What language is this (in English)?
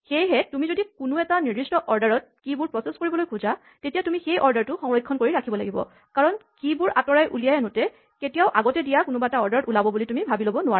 Assamese